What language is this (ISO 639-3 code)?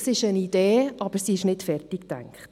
gsw